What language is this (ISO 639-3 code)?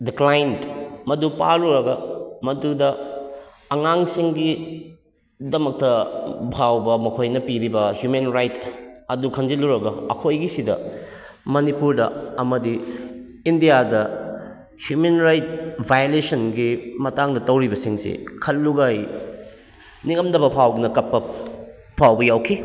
mni